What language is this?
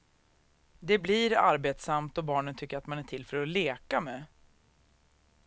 Swedish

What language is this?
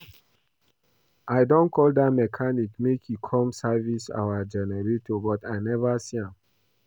Nigerian Pidgin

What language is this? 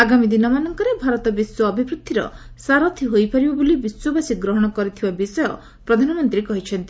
Odia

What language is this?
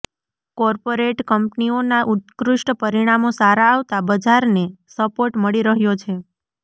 Gujarati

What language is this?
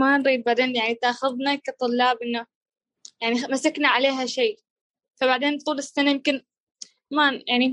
Arabic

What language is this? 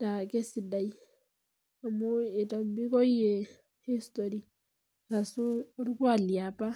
Masai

